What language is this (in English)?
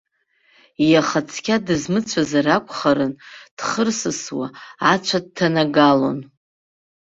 Abkhazian